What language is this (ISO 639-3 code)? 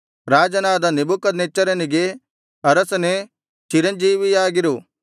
kan